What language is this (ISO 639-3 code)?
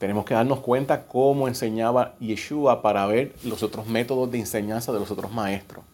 spa